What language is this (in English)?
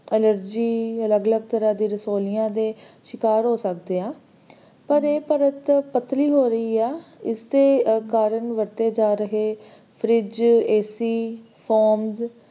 Punjabi